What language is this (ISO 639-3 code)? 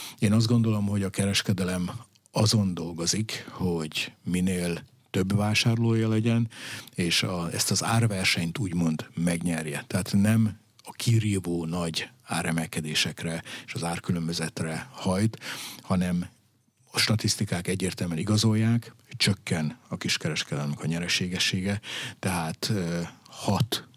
hun